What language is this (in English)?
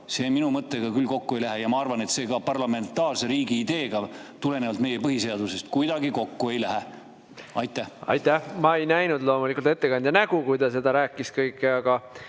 Estonian